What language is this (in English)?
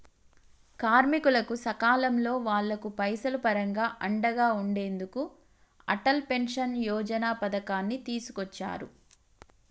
Telugu